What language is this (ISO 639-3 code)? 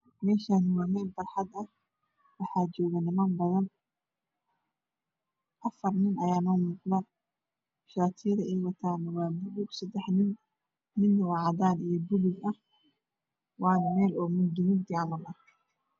som